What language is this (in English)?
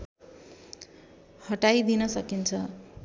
Nepali